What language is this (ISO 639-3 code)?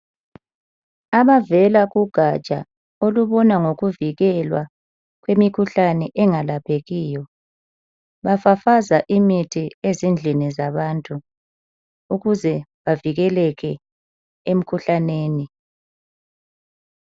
nde